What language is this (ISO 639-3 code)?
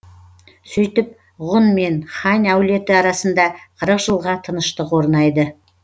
kaz